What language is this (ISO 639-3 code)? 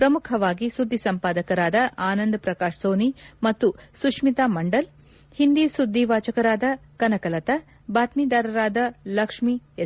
kan